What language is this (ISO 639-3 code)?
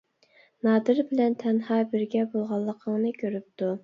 uig